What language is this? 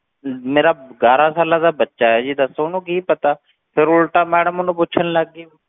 Punjabi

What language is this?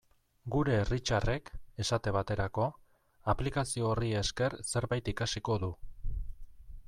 Basque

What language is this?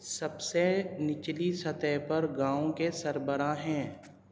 Urdu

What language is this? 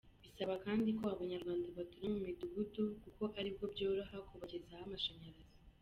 Kinyarwanda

